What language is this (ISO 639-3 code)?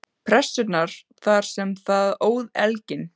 isl